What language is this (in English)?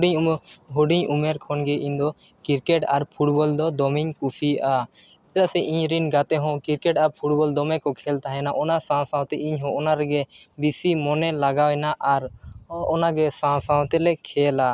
Santali